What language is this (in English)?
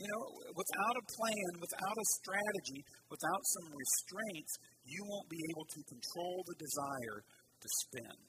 English